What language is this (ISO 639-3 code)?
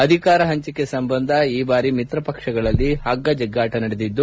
kan